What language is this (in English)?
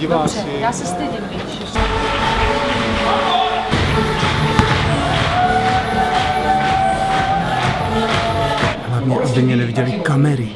Czech